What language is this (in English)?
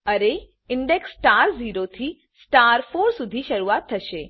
Gujarati